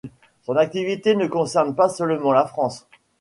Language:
French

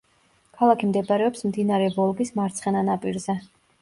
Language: Georgian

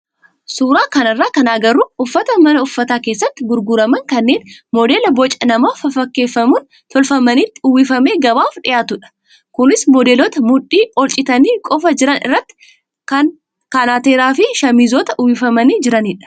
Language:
Oromo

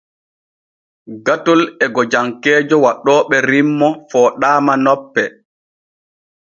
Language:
Borgu Fulfulde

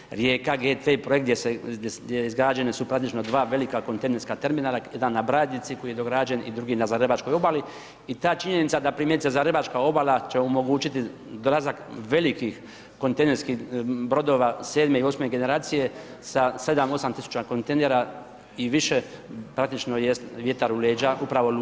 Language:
Croatian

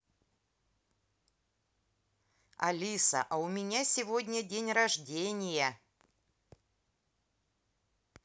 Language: Russian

